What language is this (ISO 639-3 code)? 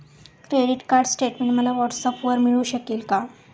mar